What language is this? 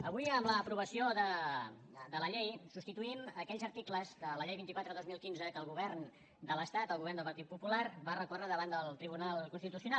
Catalan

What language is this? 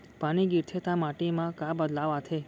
Chhattisgarhi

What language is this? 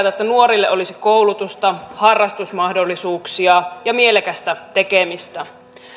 Finnish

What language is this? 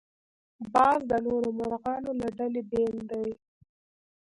Pashto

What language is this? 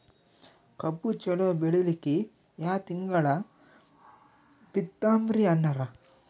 Kannada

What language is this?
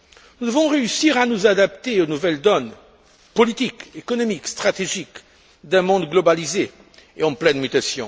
French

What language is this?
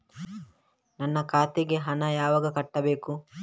Kannada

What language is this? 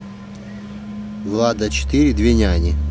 Russian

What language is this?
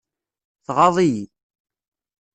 Kabyle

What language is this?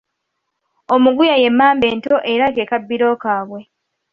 Ganda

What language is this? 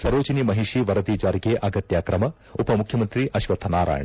Kannada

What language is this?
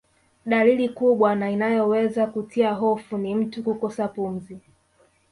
Swahili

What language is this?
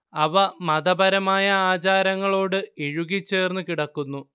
Malayalam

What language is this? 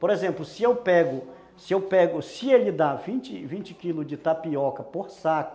Portuguese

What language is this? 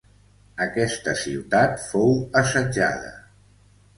Catalan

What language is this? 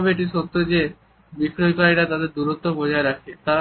Bangla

